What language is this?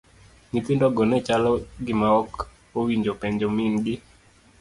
Luo (Kenya and Tanzania)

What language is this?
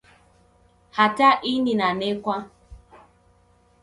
Taita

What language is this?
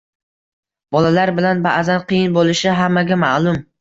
Uzbek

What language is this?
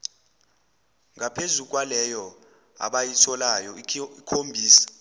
Zulu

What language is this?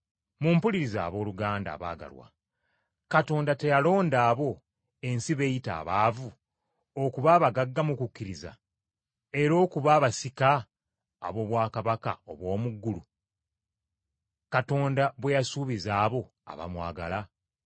Ganda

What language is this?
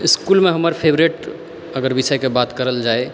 Maithili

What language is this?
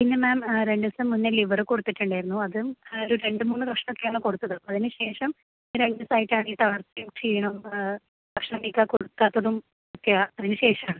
Malayalam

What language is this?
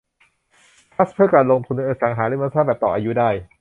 Thai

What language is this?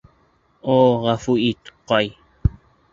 Bashkir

